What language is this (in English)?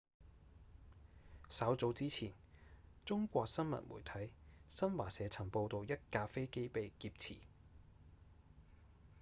Cantonese